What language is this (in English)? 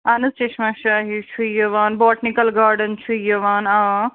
Kashmiri